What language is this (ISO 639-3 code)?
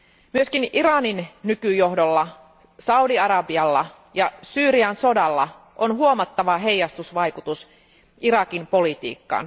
fin